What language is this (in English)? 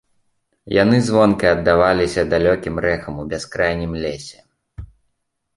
Belarusian